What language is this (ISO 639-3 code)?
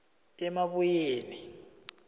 nbl